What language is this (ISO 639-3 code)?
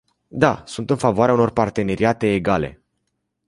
ron